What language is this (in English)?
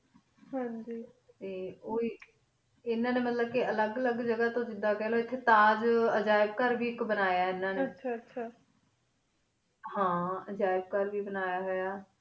Punjabi